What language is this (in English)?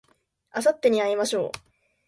Japanese